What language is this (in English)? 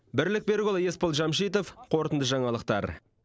Kazakh